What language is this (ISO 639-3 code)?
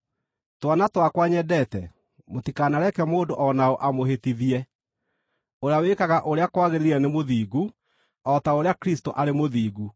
kik